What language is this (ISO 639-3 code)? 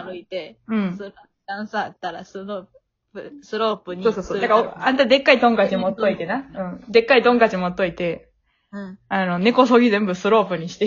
jpn